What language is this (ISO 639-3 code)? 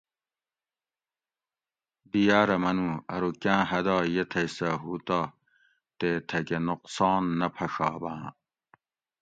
gwc